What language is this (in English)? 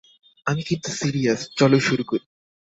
Bangla